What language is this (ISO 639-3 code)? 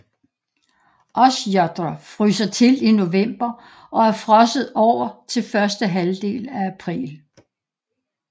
dan